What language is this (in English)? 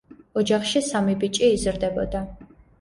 Georgian